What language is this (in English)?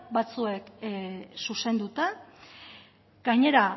Basque